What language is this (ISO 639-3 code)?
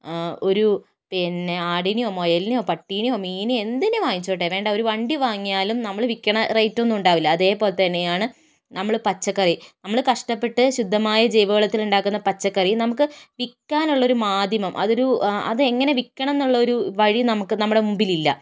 mal